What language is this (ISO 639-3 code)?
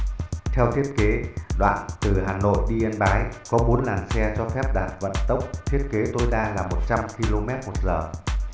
vie